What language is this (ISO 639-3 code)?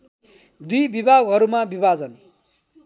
nep